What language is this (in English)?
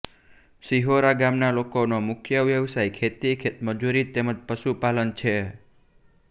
Gujarati